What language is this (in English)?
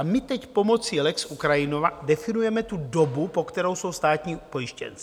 Czech